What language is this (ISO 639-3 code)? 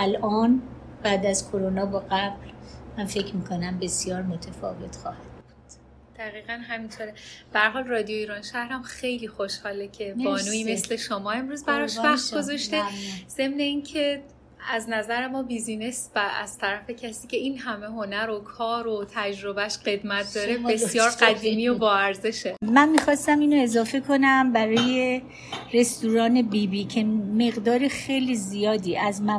fas